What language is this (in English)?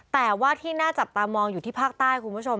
Thai